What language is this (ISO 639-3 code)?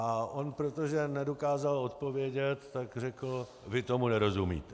ces